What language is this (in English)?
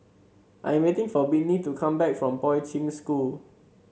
English